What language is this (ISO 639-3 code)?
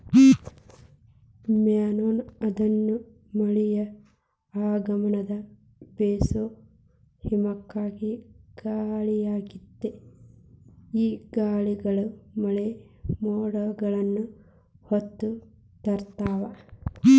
kan